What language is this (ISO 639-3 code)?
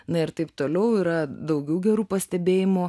lit